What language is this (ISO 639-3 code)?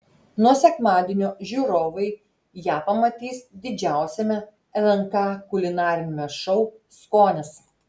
lit